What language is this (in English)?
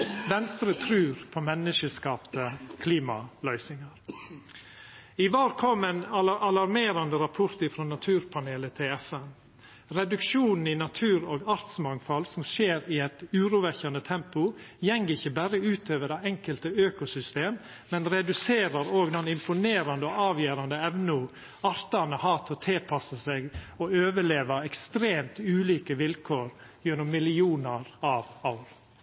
Norwegian Nynorsk